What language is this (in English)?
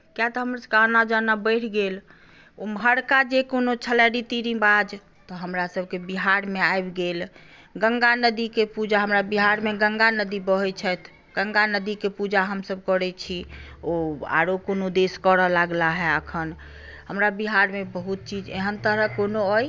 Maithili